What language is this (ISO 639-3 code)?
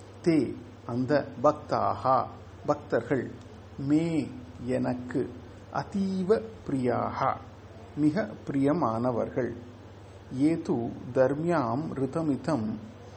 tam